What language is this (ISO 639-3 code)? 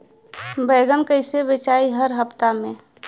bho